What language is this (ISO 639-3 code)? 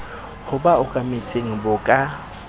sot